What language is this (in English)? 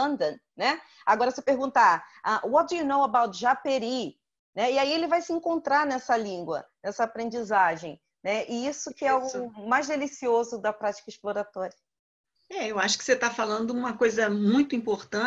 Portuguese